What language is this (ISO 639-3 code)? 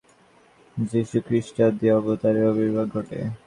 ben